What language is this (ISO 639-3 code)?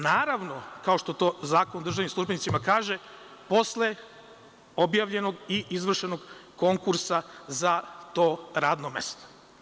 srp